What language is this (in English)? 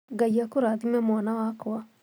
Kikuyu